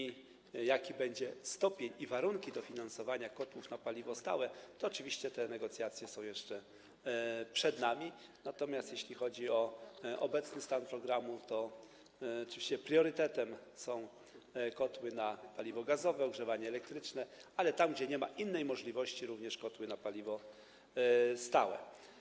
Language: Polish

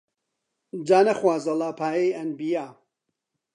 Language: Central Kurdish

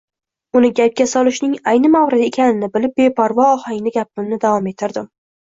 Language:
Uzbek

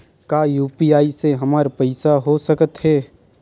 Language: Chhattisgarhi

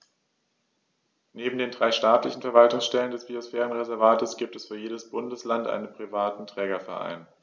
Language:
German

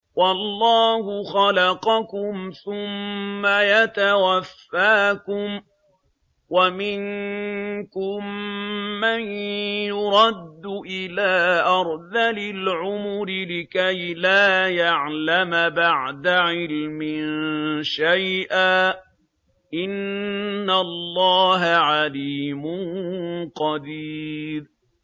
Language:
Arabic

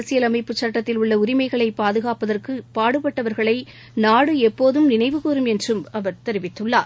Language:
Tamil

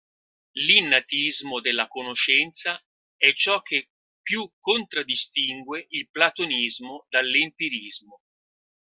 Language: Italian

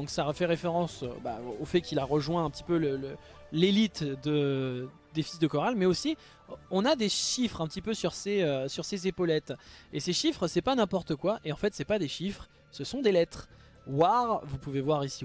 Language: French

